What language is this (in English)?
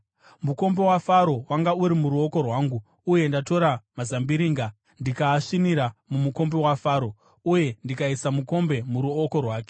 Shona